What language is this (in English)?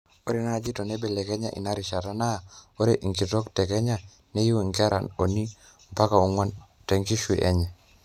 Masai